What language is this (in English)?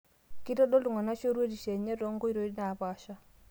Masai